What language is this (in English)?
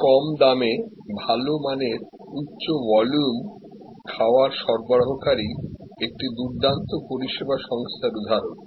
Bangla